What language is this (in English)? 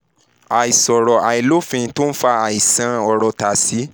Yoruba